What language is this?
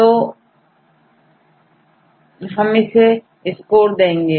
Hindi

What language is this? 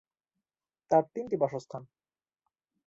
Bangla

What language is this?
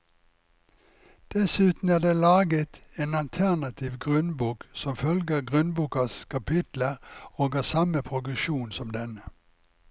Norwegian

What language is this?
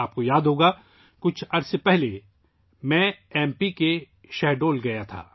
Urdu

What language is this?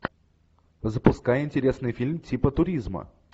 Russian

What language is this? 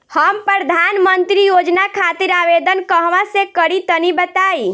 Bhojpuri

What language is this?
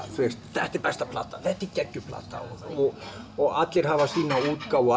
Icelandic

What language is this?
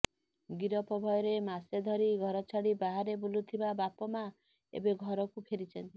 Odia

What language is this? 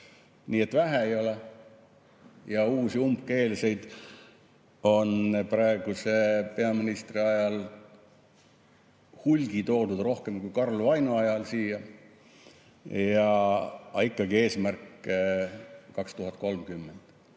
Estonian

